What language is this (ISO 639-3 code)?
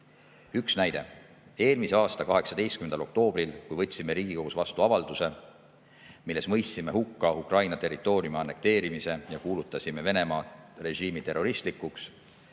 est